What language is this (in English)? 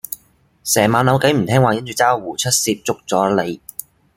Cantonese